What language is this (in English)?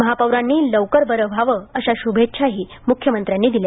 Marathi